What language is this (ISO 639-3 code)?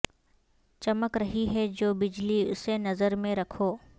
urd